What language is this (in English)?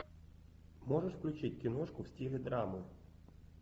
Russian